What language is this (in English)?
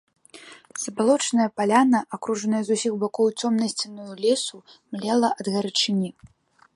Belarusian